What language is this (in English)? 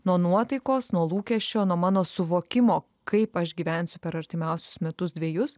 Lithuanian